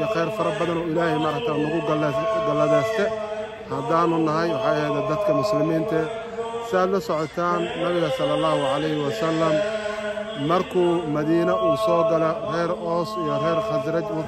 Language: Arabic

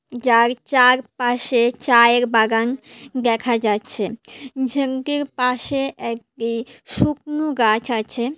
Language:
Bangla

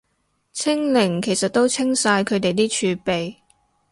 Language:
Cantonese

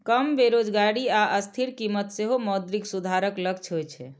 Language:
Maithili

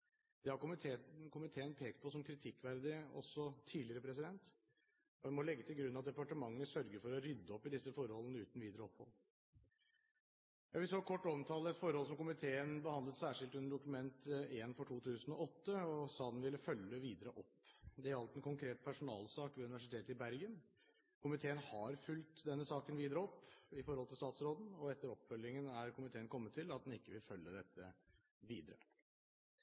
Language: Norwegian Bokmål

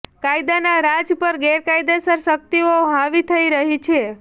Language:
Gujarati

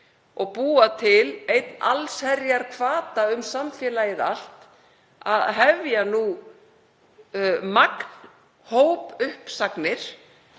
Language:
Icelandic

